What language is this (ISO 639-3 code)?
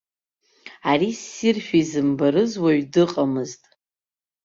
abk